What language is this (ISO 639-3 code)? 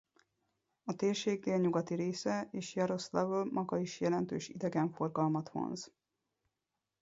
hun